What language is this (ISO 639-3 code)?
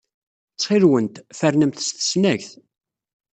kab